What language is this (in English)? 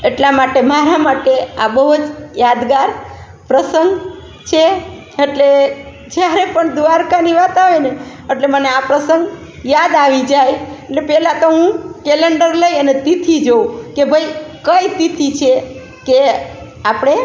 Gujarati